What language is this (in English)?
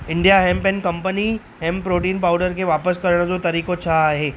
Sindhi